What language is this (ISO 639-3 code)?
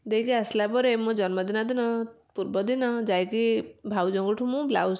ori